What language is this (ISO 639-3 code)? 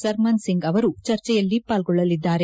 kan